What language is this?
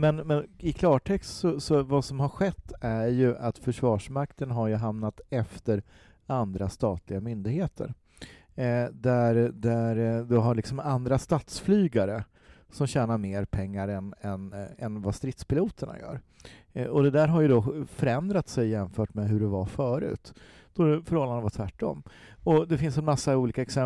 Swedish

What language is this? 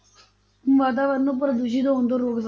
Punjabi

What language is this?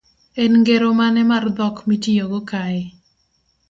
Luo (Kenya and Tanzania)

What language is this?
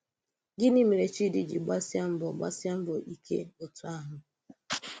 Igbo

